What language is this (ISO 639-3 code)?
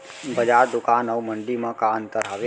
hne